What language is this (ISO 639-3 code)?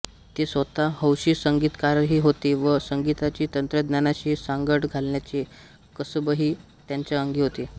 mar